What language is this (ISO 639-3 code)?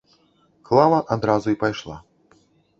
bel